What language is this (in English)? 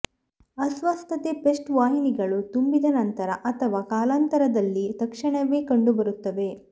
Kannada